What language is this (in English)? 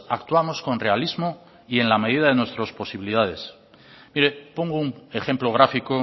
Spanish